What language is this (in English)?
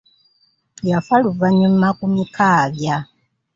Ganda